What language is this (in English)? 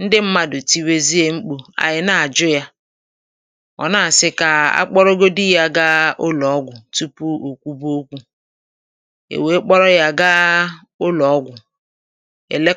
Igbo